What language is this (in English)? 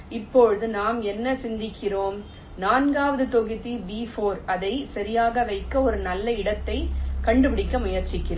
Tamil